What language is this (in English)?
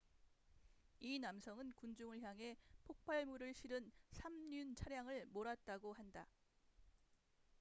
Korean